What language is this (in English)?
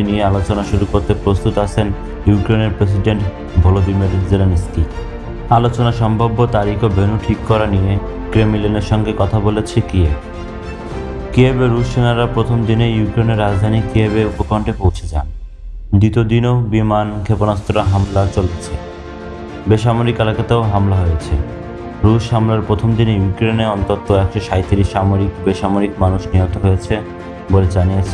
Bangla